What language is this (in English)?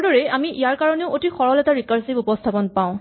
Assamese